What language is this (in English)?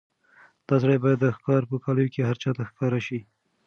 Pashto